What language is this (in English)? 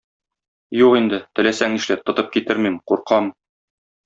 Tatar